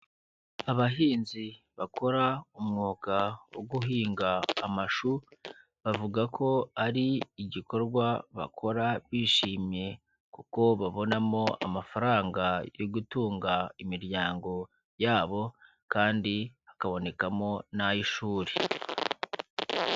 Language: Kinyarwanda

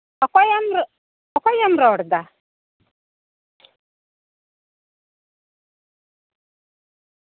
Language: Santali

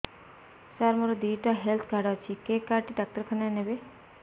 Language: Odia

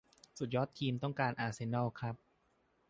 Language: Thai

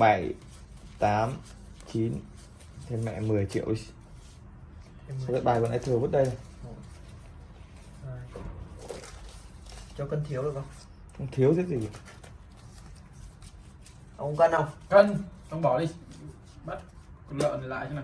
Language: Vietnamese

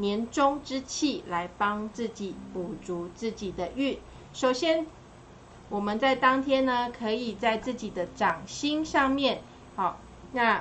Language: Chinese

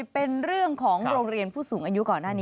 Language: Thai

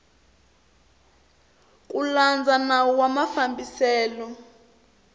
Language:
Tsonga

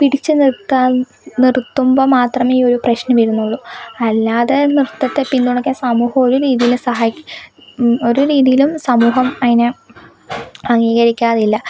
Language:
Malayalam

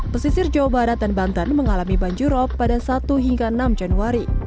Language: Indonesian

